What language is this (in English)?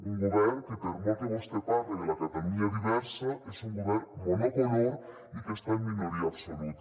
Catalan